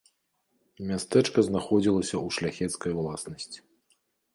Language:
Belarusian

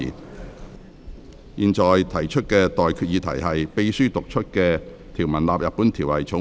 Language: Cantonese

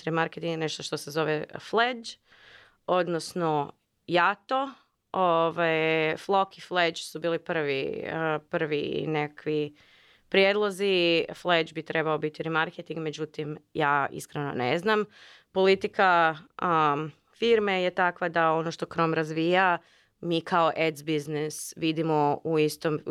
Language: Croatian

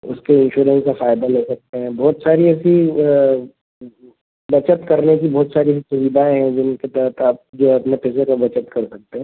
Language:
Hindi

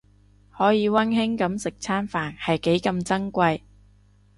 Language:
Cantonese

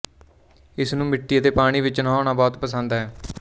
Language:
Punjabi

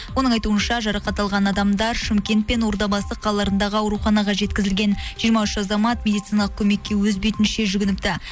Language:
Kazakh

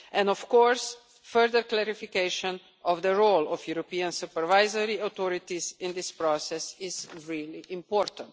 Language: English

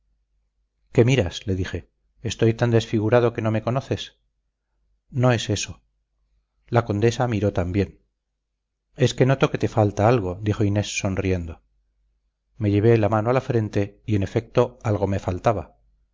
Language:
Spanish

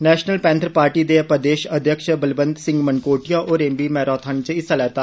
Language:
Dogri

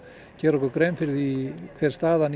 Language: Icelandic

